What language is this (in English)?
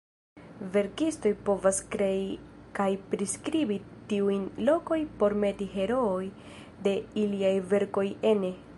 Esperanto